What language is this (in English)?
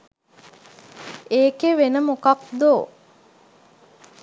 Sinhala